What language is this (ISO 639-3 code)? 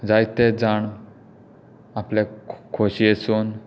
kok